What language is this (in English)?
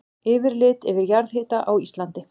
Icelandic